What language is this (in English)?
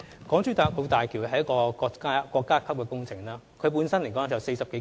Cantonese